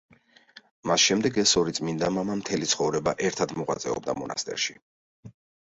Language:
Georgian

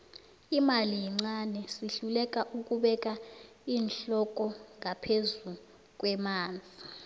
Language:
South Ndebele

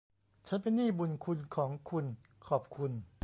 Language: Thai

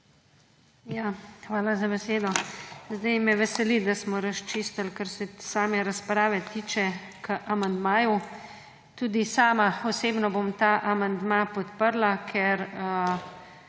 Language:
Slovenian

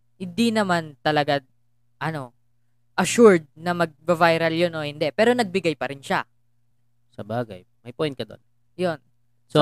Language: Filipino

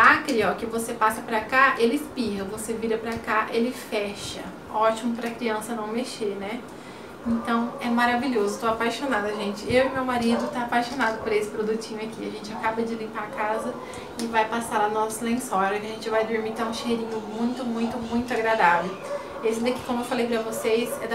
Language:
Portuguese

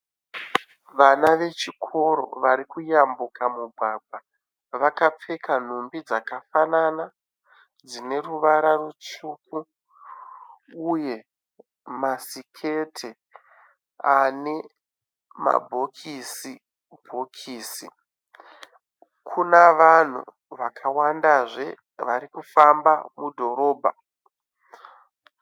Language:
Shona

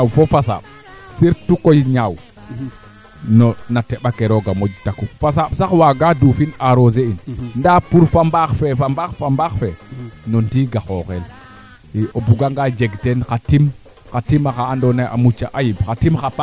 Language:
Serer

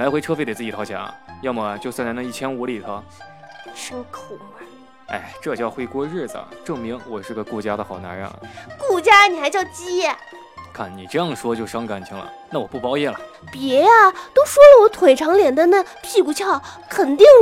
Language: Chinese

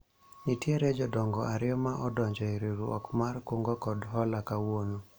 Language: Luo (Kenya and Tanzania)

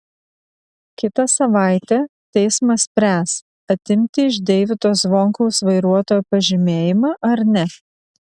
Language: Lithuanian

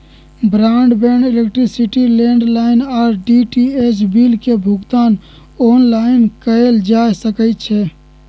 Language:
Magahi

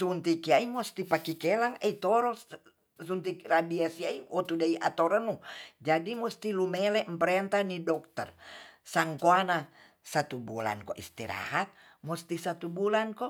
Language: Tonsea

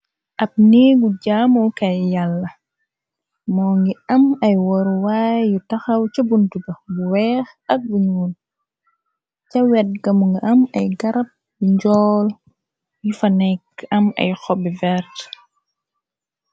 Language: Wolof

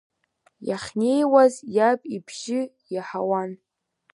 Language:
Abkhazian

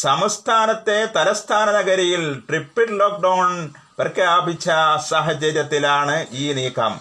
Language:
Malayalam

